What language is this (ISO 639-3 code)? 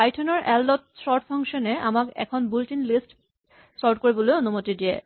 asm